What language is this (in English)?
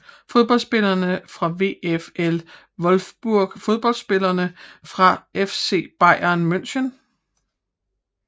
Danish